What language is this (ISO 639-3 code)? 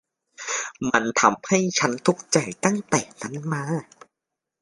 tha